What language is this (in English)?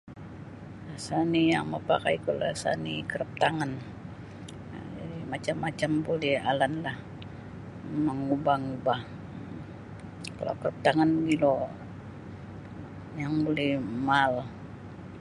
Sabah Bisaya